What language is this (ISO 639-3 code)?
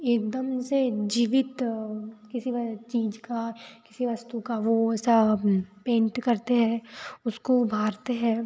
hin